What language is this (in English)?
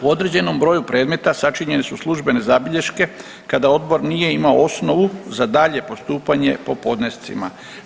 Croatian